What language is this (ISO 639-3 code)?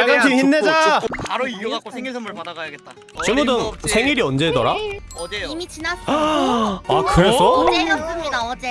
kor